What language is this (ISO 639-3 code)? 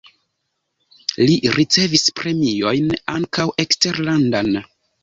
epo